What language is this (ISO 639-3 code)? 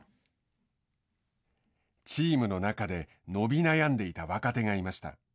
jpn